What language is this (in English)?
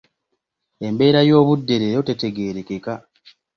Ganda